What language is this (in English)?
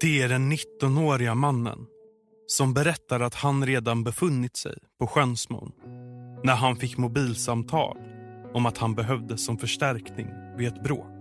Swedish